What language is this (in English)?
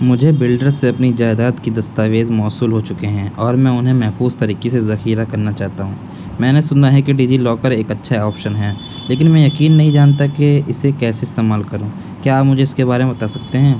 Urdu